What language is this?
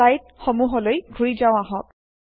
Assamese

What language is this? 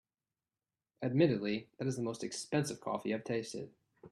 English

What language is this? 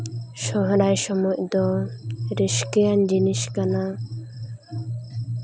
Santali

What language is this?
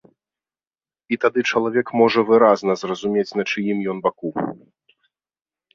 Belarusian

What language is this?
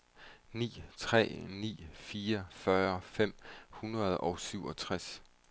Danish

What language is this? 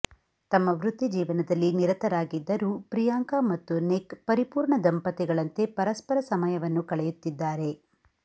Kannada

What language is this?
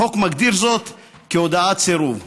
Hebrew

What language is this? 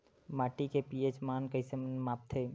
Chhattisgarhi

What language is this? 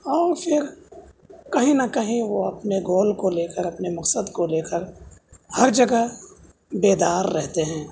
Urdu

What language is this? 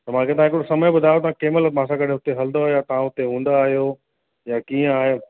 Sindhi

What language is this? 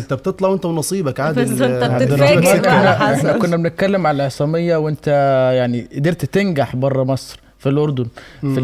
Arabic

